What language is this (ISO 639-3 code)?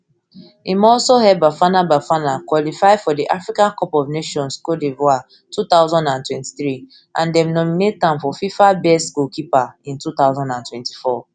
pcm